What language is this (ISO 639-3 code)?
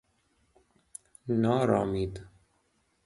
fas